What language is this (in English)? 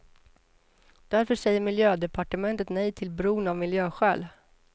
Swedish